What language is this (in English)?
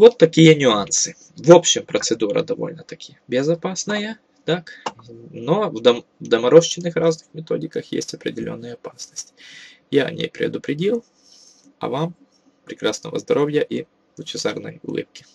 Russian